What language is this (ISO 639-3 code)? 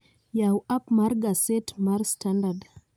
luo